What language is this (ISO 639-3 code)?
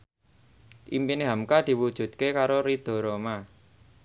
jav